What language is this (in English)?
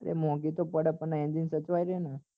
Gujarati